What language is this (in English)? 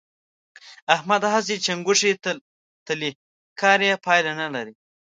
Pashto